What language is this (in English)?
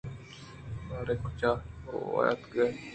Eastern Balochi